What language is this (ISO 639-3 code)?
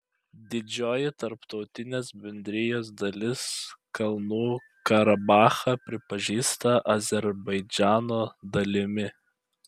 lit